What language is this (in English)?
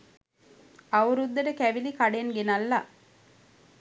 Sinhala